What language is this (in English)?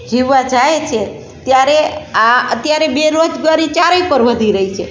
Gujarati